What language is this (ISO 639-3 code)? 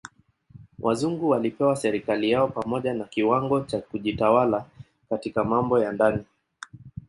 swa